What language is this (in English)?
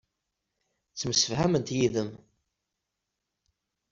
Kabyle